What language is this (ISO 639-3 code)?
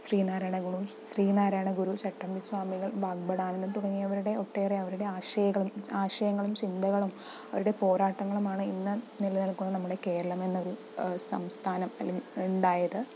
mal